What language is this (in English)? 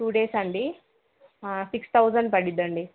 Telugu